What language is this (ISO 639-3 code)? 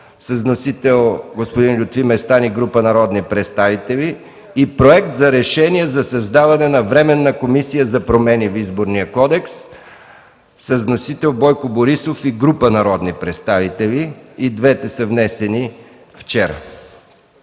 bul